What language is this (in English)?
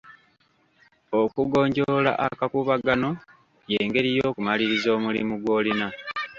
Ganda